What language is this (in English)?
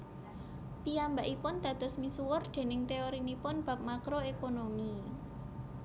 Javanese